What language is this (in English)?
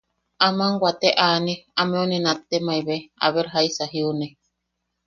Yaqui